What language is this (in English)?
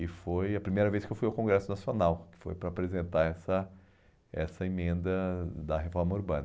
Portuguese